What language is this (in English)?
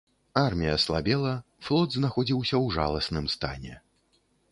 Belarusian